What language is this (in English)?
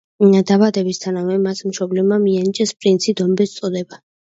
Georgian